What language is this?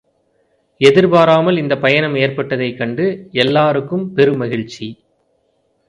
Tamil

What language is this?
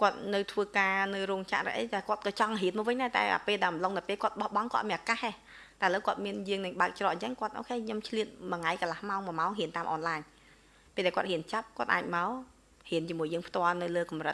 Vietnamese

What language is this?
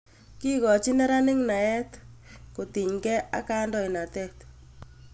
Kalenjin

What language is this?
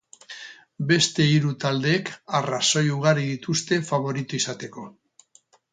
Basque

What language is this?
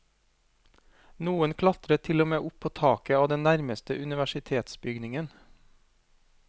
Norwegian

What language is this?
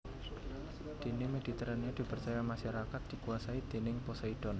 Javanese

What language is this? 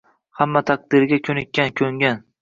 Uzbek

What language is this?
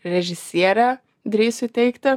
Lithuanian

